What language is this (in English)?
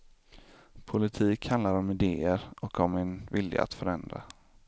Swedish